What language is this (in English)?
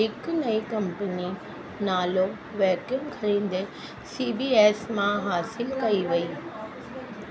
Sindhi